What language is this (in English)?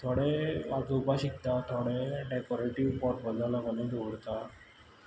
Konkani